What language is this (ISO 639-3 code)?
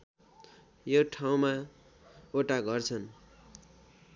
nep